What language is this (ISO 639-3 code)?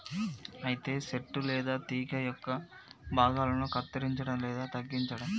tel